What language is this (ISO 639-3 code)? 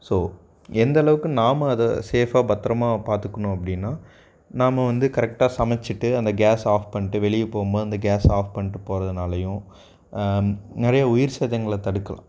tam